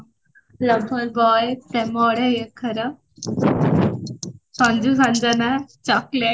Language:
Odia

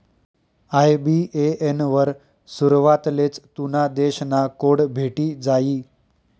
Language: Marathi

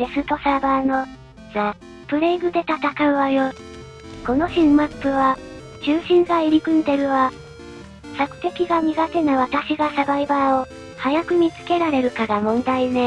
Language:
Japanese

